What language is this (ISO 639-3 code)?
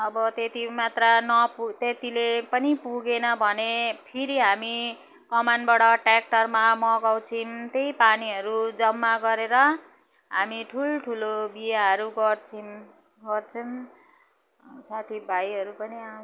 nep